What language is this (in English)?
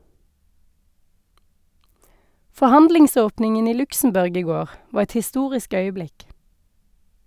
Norwegian